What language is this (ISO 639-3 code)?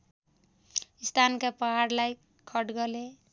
nep